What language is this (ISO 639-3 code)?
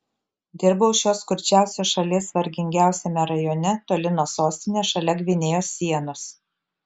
lit